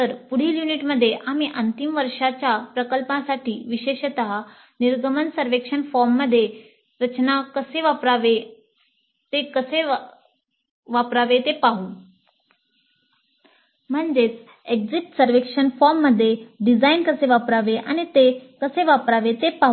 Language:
Marathi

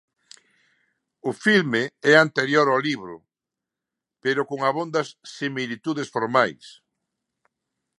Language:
Galician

